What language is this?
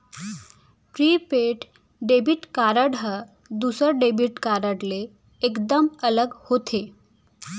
Chhattisgarhi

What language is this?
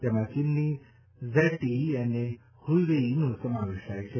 Gujarati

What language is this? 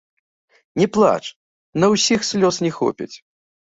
Belarusian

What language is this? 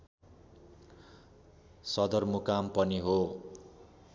Nepali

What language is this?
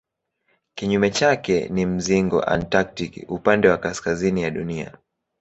Swahili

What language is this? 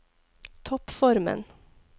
Norwegian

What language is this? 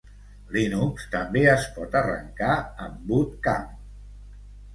Catalan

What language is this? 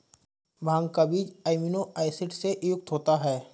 Hindi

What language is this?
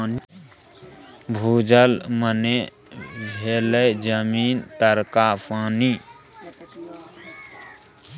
Maithili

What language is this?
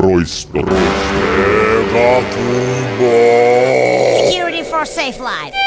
Finnish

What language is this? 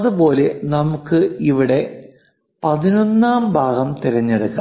Malayalam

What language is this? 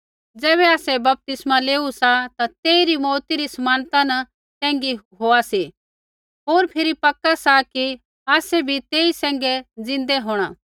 Kullu Pahari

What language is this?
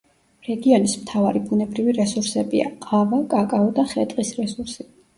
Georgian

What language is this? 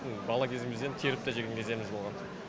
Kazakh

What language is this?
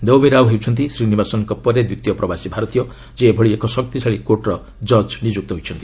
Odia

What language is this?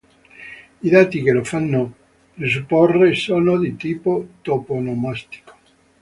Italian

